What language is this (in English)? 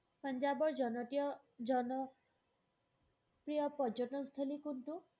Assamese